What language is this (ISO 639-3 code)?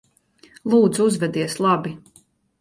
lav